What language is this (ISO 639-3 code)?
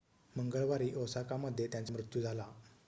mar